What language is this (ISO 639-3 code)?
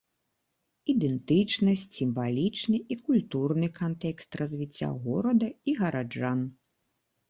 bel